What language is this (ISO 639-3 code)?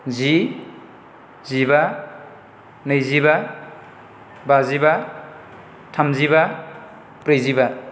brx